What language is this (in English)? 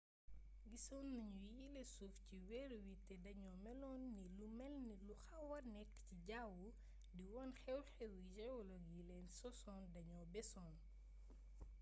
Wolof